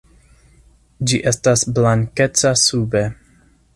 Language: Esperanto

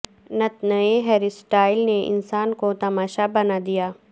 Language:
Urdu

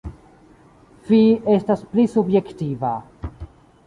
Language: Esperanto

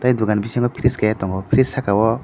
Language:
Kok Borok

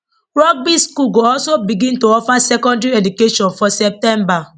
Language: Nigerian Pidgin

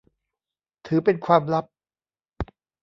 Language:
Thai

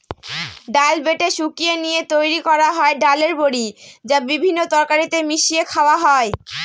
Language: Bangla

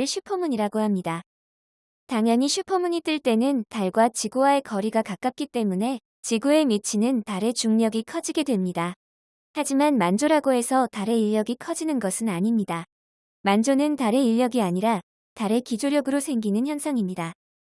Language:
Korean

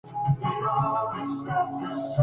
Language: Spanish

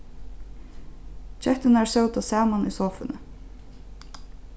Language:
Faroese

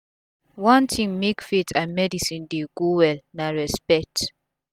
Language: Nigerian Pidgin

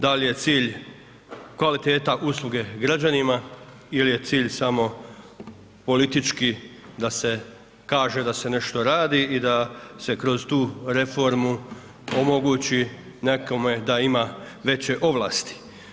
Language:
Croatian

